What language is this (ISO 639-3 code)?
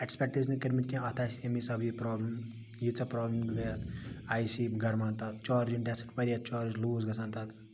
kas